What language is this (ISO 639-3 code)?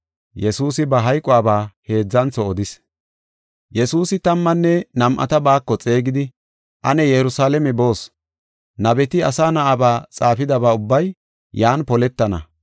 gof